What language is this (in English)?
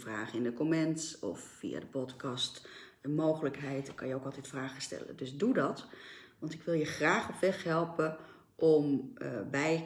Dutch